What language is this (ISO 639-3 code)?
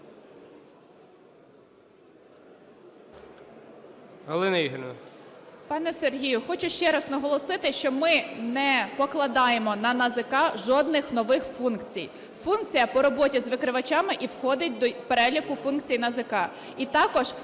ukr